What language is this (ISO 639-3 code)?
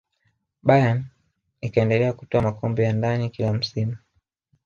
swa